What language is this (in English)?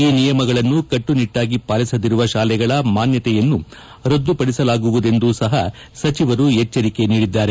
Kannada